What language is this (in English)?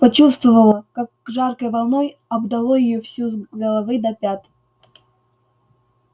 Russian